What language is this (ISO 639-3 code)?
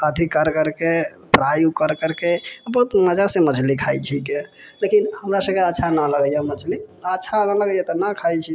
mai